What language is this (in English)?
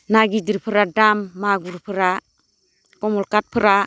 Bodo